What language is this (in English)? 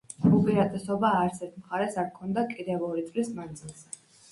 Georgian